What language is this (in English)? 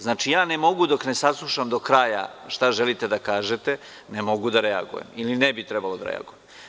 Serbian